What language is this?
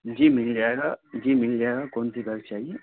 Urdu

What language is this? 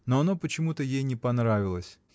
Russian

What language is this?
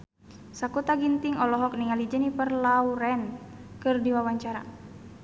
Sundanese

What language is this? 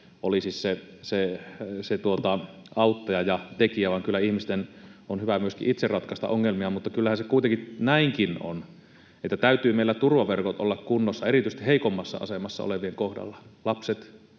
Finnish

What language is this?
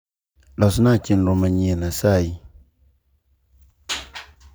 Luo (Kenya and Tanzania)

